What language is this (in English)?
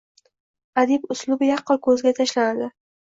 Uzbek